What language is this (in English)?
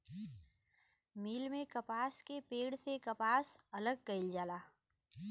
Bhojpuri